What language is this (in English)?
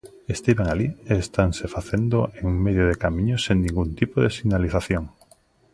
Galician